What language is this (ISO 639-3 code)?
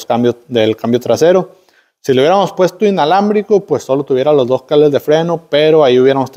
spa